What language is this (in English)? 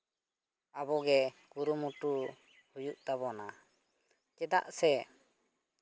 Santali